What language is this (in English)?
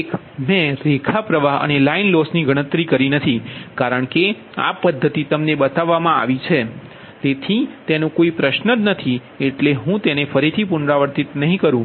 Gujarati